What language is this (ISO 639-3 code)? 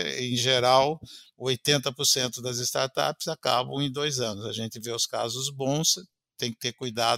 por